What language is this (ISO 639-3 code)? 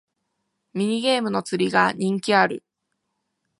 jpn